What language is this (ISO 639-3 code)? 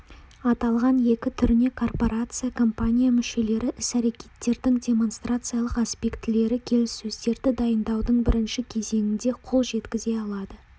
kaz